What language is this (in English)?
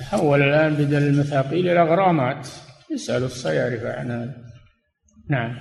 Arabic